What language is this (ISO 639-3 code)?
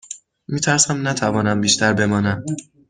fas